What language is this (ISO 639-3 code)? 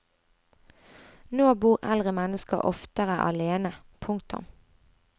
nor